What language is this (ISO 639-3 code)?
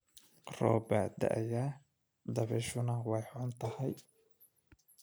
som